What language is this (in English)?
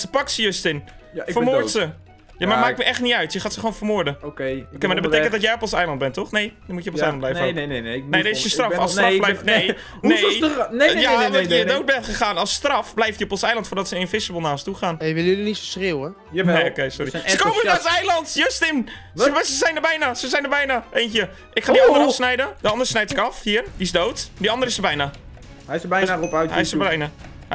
Dutch